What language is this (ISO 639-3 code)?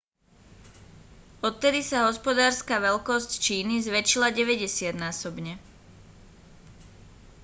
slk